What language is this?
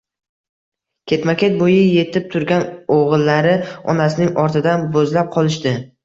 Uzbek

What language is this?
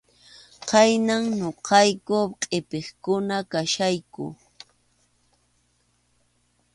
Arequipa-La Unión Quechua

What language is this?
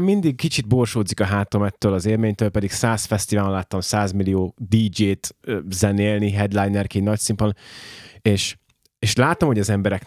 Hungarian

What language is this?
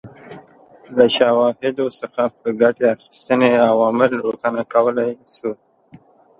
Pashto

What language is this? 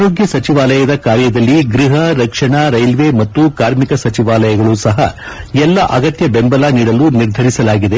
Kannada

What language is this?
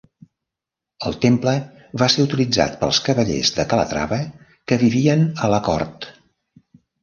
Catalan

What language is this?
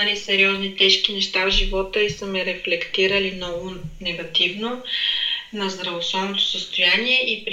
Bulgarian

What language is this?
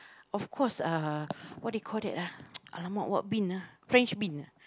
English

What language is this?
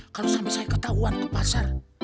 Indonesian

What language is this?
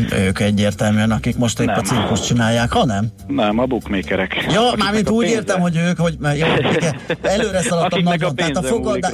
Hungarian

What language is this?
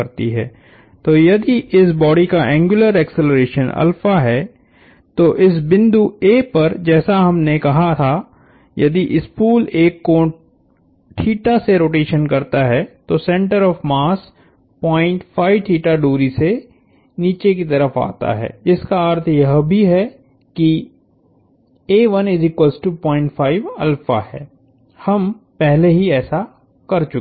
Hindi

